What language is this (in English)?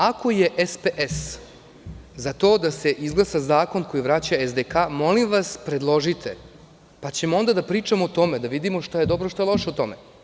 Serbian